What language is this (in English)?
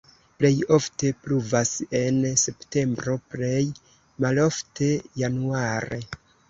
Esperanto